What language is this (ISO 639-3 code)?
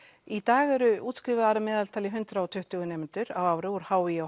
isl